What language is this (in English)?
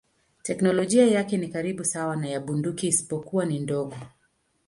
Swahili